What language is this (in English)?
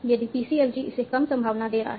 Hindi